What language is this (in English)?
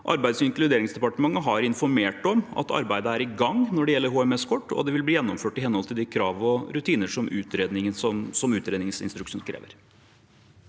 Norwegian